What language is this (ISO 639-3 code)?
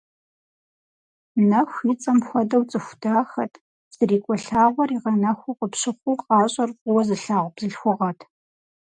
kbd